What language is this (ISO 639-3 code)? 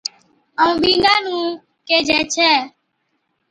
odk